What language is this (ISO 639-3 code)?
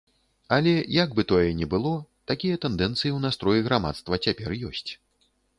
bel